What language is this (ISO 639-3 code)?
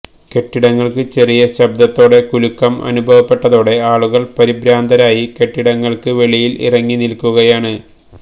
mal